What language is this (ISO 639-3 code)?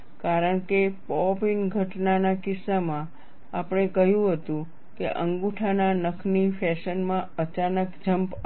guj